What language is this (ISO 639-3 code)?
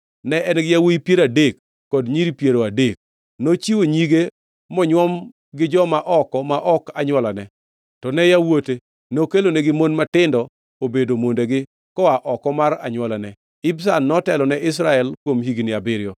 luo